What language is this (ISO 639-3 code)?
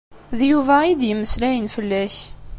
kab